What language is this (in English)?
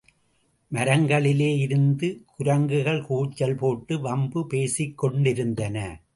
Tamil